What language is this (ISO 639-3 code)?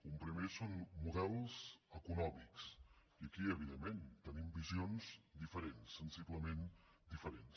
cat